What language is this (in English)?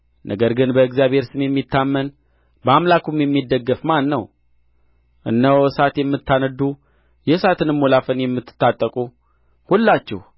Amharic